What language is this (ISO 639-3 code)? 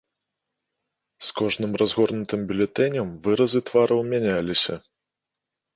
bel